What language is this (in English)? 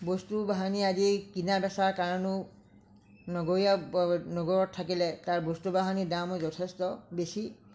Assamese